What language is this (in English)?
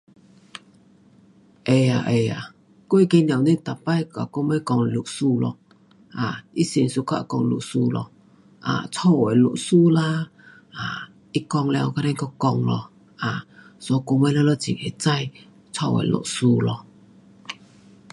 Pu-Xian Chinese